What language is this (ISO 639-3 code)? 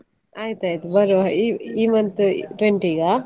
kan